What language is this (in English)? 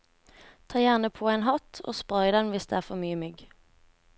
Norwegian